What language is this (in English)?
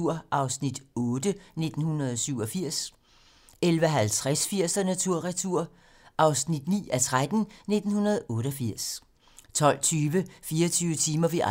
Danish